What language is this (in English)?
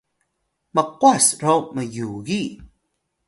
Atayal